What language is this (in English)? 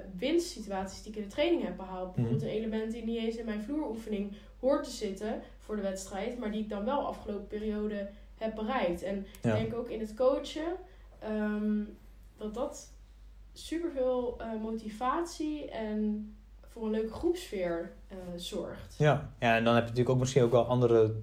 Dutch